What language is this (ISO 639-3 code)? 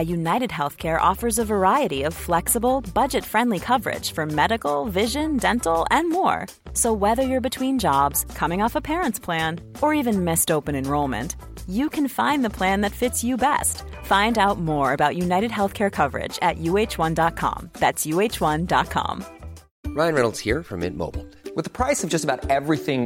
fas